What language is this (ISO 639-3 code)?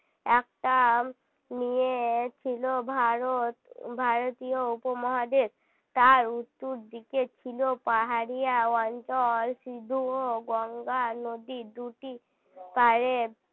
ben